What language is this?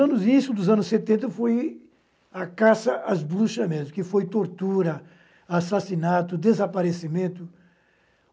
Portuguese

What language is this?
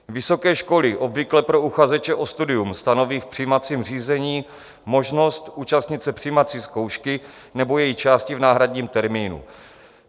Czech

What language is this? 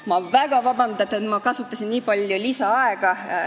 Estonian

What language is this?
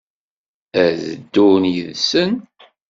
Kabyle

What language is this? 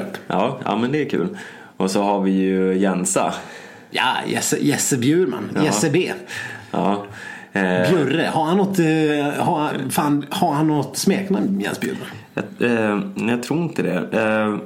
Swedish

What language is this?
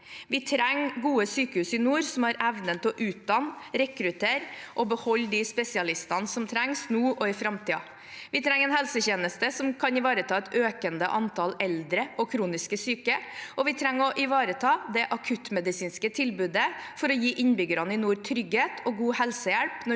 Norwegian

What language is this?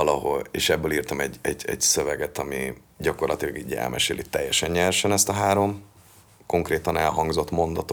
Hungarian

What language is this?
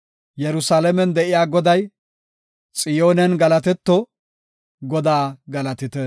Gofa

